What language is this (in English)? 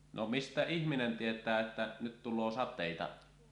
Finnish